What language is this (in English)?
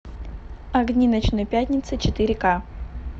Russian